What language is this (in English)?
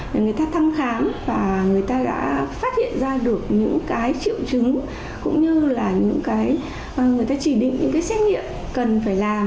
Vietnamese